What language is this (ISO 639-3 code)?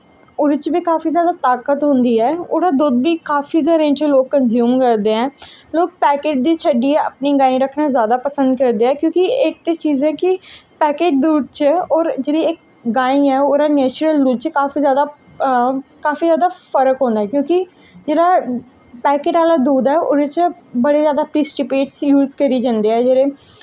doi